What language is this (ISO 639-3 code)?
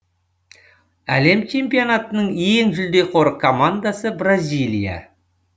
kaz